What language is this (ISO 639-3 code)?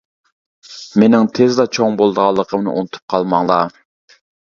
uig